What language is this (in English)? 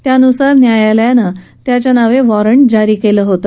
Marathi